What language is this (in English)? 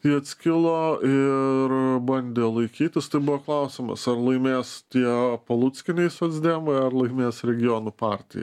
Lithuanian